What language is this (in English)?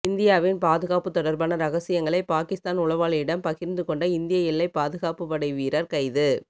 Tamil